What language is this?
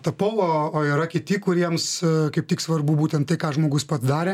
Lithuanian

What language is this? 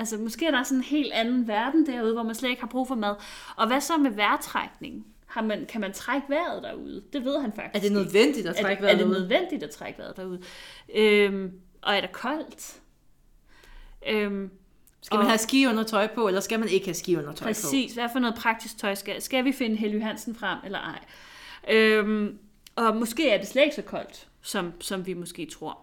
Danish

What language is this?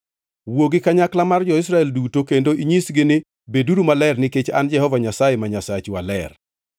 Luo (Kenya and Tanzania)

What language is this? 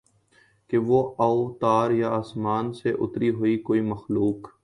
Urdu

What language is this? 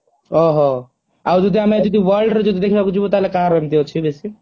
Odia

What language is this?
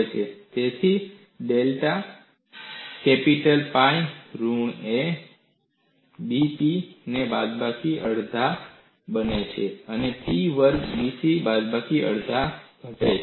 Gujarati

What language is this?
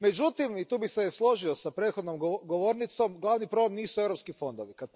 Croatian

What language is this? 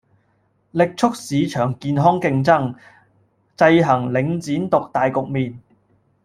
Cantonese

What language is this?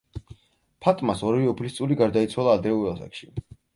Georgian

